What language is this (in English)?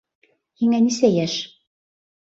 Bashkir